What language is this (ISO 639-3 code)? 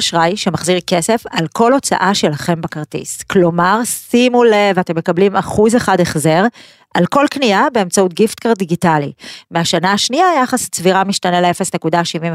heb